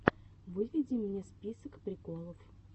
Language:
Russian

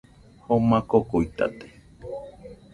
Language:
Nüpode Huitoto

